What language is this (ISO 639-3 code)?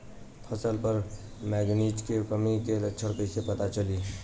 bho